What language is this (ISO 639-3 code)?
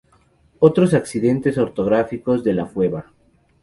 spa